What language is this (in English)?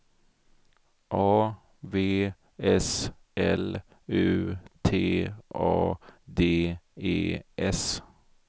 Swedish